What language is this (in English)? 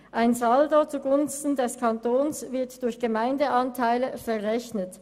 Swiss German